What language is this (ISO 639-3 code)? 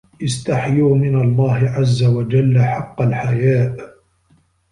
ara